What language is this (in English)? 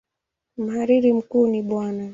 Swahili